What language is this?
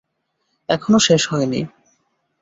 Bangla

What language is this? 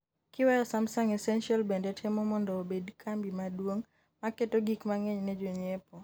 Luo (Kenya and Tanzania)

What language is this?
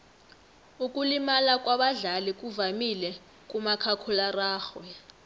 South Ndebele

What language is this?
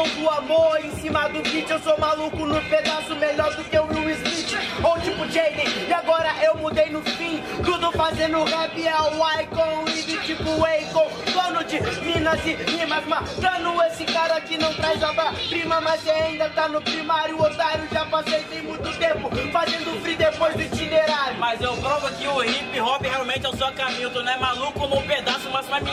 Portuguese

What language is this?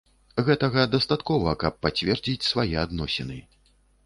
Belarusian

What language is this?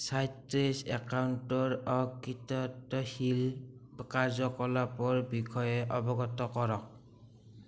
Assamese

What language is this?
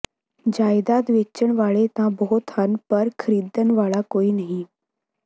Punjabi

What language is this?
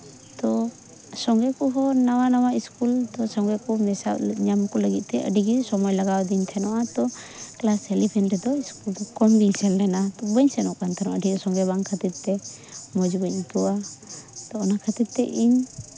Santali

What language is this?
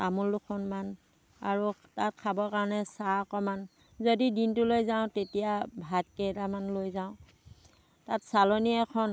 Assamese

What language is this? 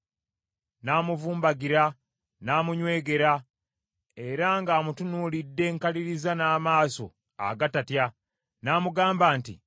Ganda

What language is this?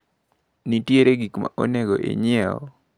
Luo (Kenya and Tanzania)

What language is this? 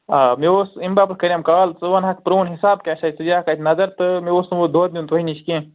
Kashmiri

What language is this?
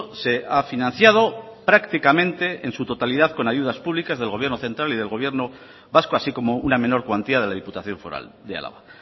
Spanish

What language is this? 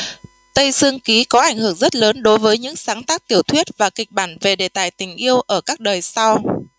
Vietnamese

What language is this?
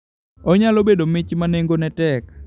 Luo (Kenya and Tanzania)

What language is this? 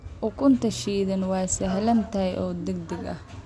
Somali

